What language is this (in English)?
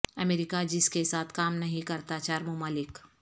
Urdu